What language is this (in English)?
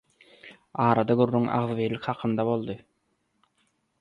Turkmen